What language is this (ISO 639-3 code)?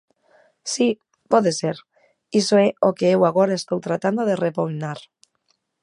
glg